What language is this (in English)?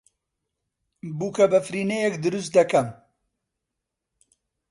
Central Kurdish